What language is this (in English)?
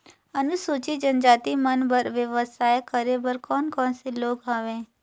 Chhattisgarhi